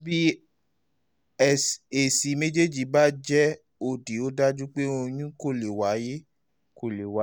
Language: Yoruba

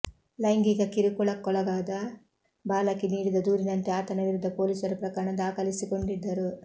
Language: Kannada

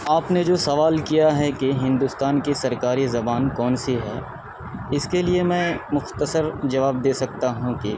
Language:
Urdu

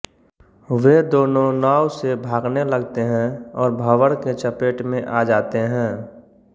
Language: Hindi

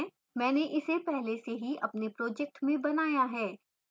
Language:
Hindi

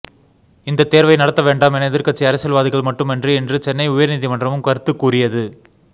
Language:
Tamil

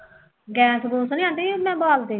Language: Punjabi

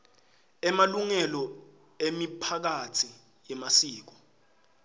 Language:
Swati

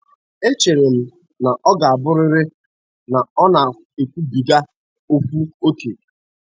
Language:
Igbo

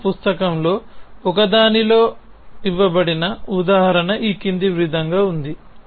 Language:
Telugu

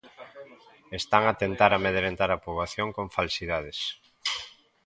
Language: Galician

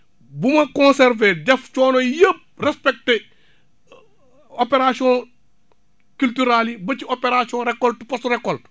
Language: Wolof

